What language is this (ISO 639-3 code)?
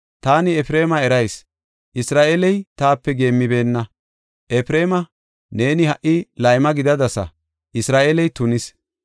gof